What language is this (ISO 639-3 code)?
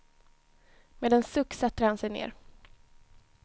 swe